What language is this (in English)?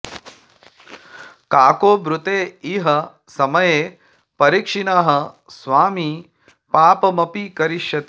Sanskrit